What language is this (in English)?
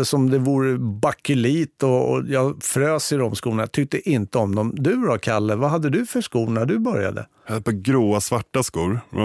Swedish